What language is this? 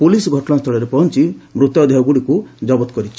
Odia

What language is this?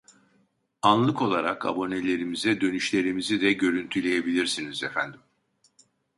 Turkish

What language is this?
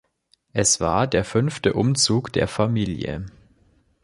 German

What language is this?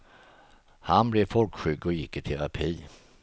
Swedish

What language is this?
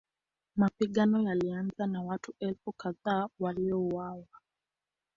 Swahili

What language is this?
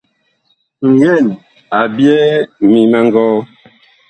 Bakoko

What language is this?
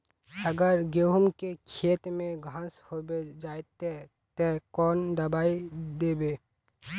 Magahi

